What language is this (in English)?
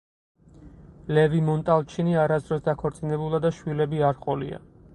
Georgian